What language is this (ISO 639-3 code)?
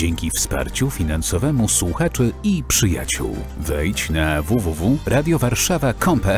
pol